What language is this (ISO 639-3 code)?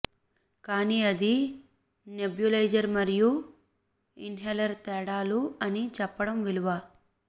tel